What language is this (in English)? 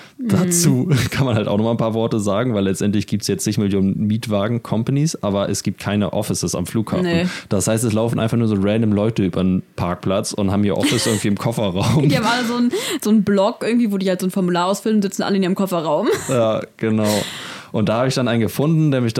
German